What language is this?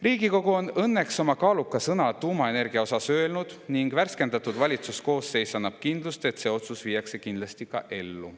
Estonian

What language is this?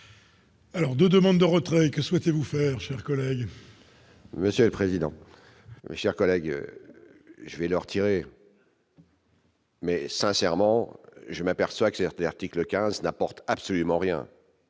French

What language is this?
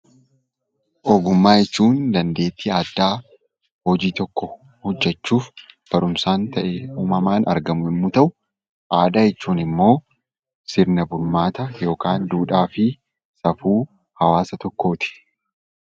Oromo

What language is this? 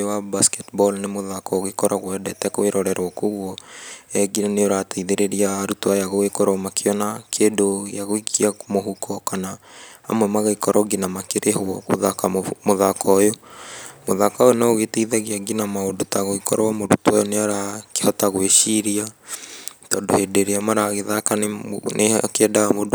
Kikuyu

